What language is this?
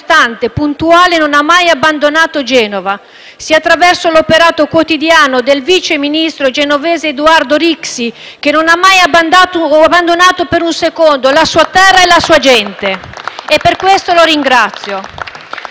Italian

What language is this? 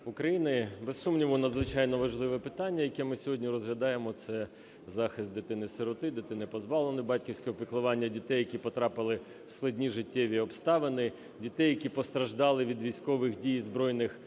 Ukrainian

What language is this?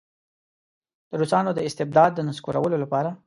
Pashto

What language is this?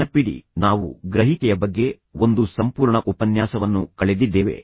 Kannada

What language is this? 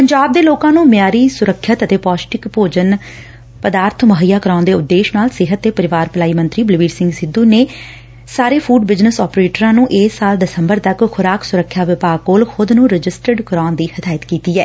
Punjabi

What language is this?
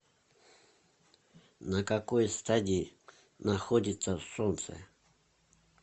Russian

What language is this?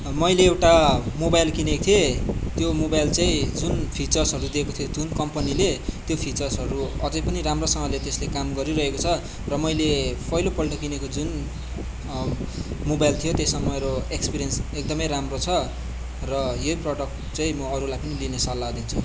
Nepali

